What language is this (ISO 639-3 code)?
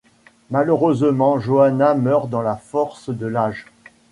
fra